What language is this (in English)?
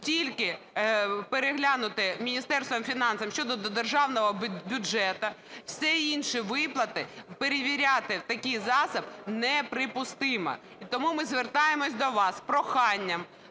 Ukrainian